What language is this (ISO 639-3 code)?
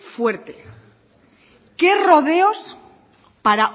spa